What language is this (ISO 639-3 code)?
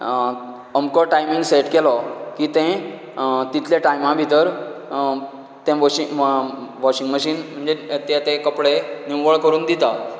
kok